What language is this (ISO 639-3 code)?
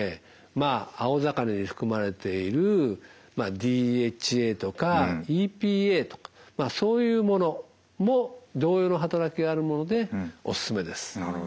jpn